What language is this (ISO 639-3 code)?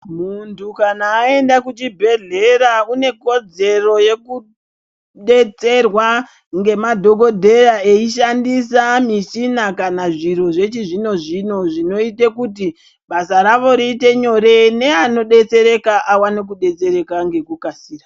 ndc